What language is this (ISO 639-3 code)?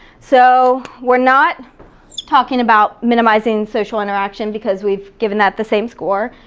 eng